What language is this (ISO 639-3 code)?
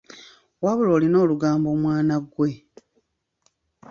lug